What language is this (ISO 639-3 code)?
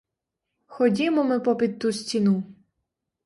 ukr